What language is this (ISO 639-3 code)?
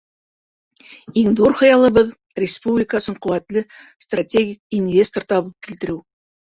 bak